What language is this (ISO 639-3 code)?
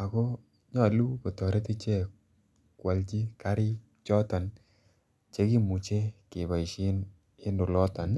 kln